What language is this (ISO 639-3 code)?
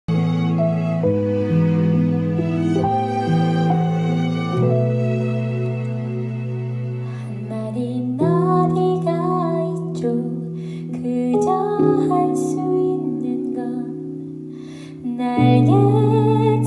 kor